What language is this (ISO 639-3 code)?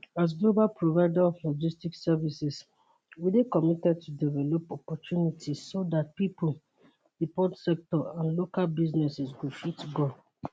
pcm